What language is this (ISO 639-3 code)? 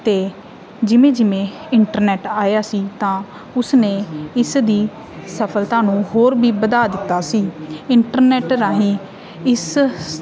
pan